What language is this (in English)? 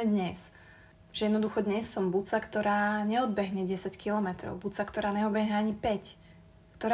Slovak